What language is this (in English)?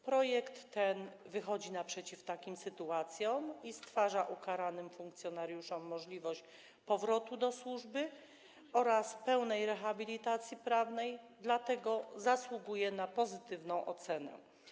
Polish